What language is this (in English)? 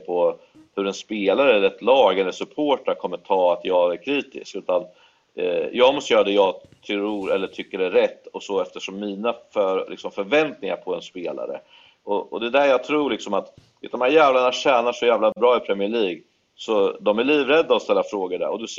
Swedish